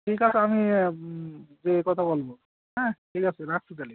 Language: Bangla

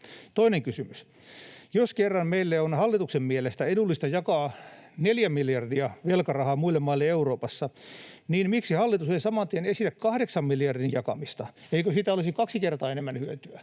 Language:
Finnish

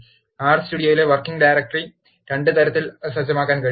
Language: Malayalam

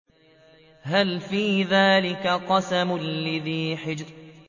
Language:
Arabic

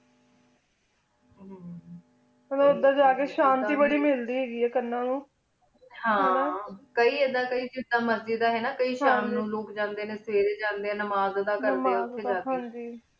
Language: Punjabi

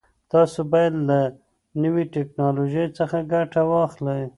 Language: Pashto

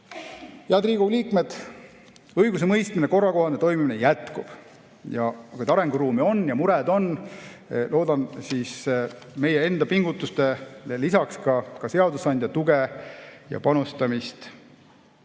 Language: Estonian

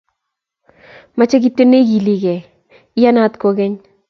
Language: Kalenjin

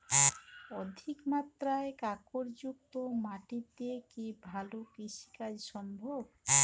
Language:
Bangla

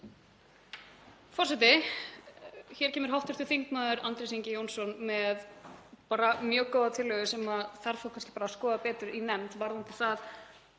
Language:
Icelandic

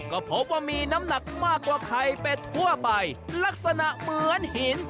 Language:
Thai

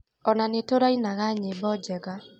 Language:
Kikuyu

